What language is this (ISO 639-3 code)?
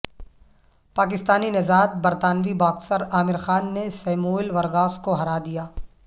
urd